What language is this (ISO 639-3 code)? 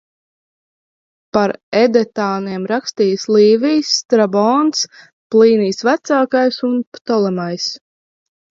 lav